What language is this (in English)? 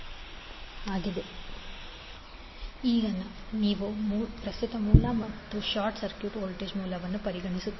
Kannada